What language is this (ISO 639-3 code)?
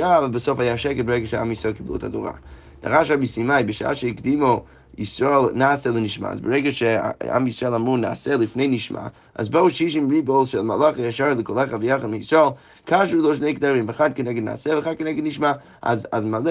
heb